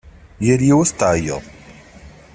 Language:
Kabyle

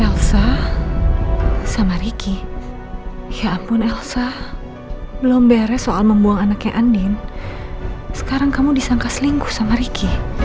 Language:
Indonesian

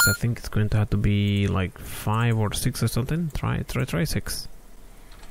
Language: English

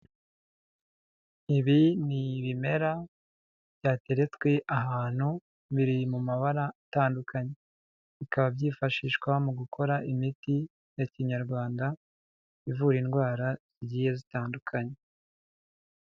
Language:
Kinyarwanda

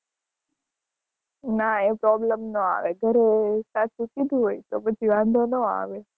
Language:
Gujarati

